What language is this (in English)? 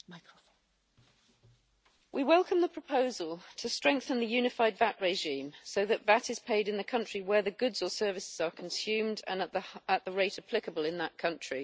English